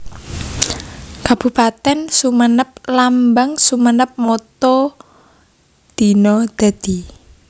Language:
Javanese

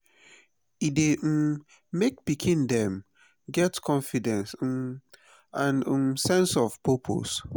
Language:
Nigerian Pidgin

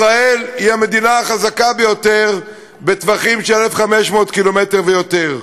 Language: Hebrew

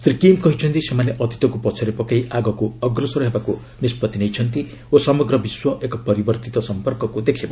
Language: Odia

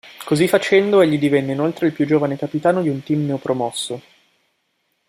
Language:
Italian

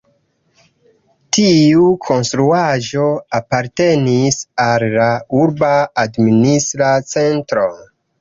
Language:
Esperanto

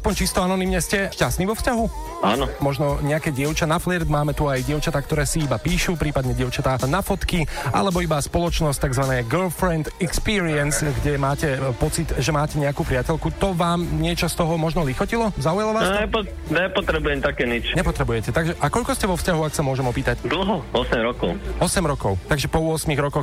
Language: Slovak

